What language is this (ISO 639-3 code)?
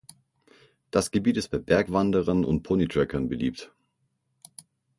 deu